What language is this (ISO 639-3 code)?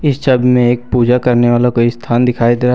hin